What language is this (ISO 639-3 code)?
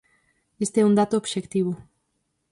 glg